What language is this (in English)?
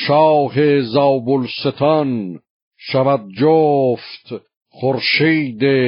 Persian